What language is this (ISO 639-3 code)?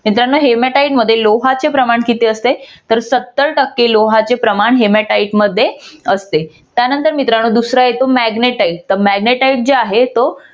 mar